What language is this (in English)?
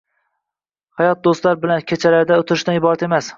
Uzbek